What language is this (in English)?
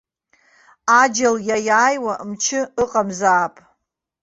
Abkhazian